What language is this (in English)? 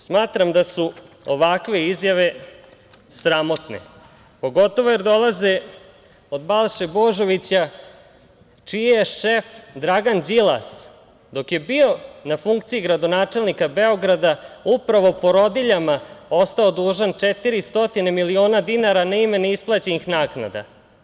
Serbian